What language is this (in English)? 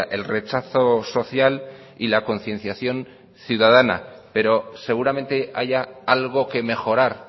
Spanish